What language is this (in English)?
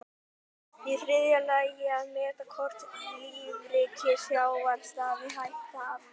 Icelandic